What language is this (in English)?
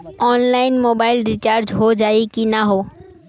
Bhojpuri